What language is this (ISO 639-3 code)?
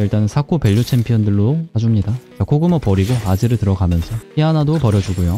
kor